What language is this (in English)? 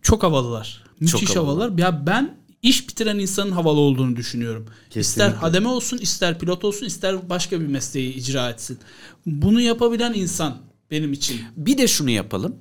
Turkish